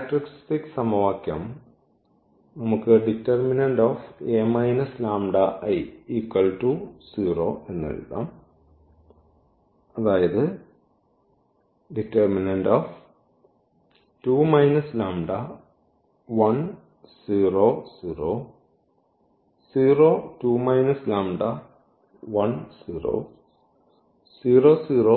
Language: Malayalam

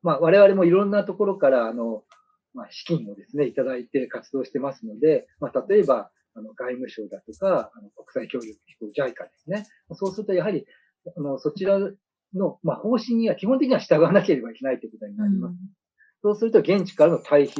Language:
Japanese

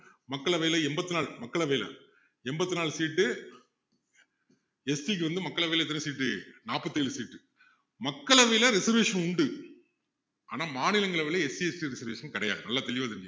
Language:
Tamil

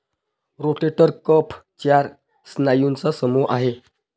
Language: Marathi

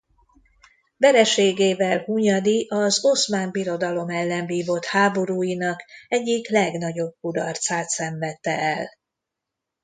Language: Hungarian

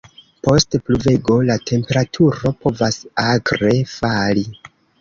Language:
Esperanto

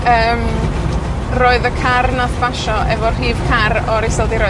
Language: Welsh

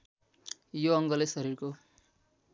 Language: Nepali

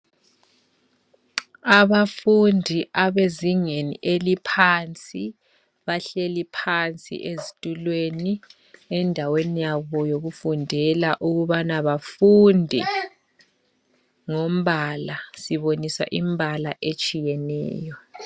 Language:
North Ndebele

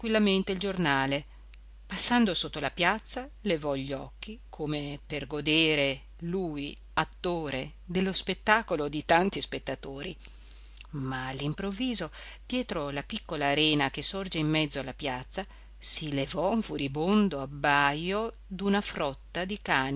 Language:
Italian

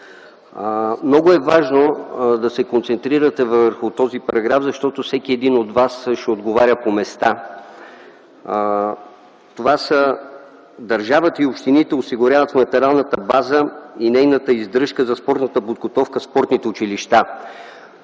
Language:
Bulgarian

